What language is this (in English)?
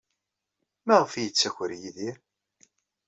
Kabyle